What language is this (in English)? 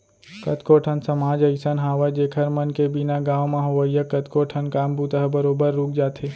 Chhattisgarhi